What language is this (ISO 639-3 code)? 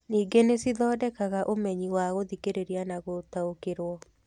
kik